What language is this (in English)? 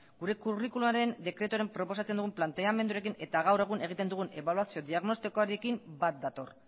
Basque